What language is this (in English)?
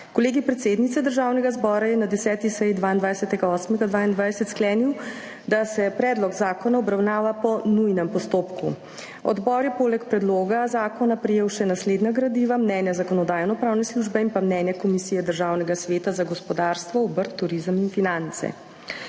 Slovenian